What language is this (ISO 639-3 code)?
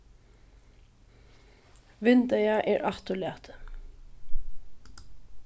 fao